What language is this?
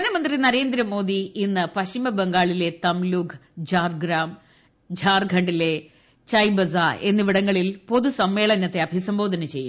Malayalam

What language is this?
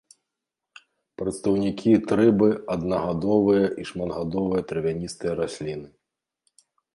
Belarusian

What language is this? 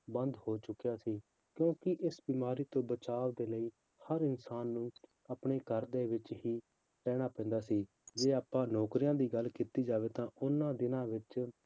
Punjabi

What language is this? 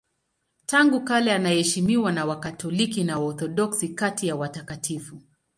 Swahili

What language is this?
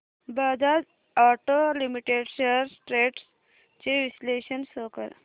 Marathi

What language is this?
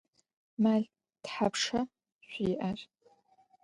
Adyghe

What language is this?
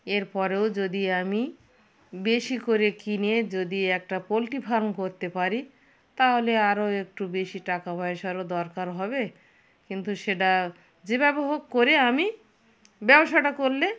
Bangla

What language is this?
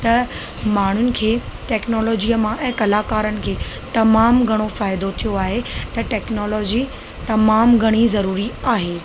Sindhi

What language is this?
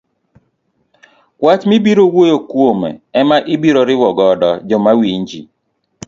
Luo (Kenya and Tanzania)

